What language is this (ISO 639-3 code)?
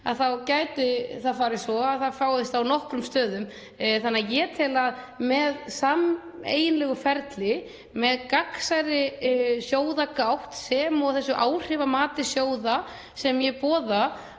isl